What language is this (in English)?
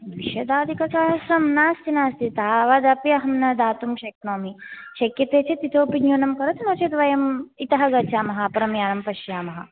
Sanskrit